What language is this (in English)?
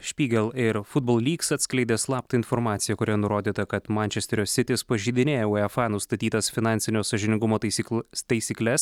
Lithuanian